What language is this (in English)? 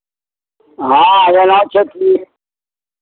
Maithili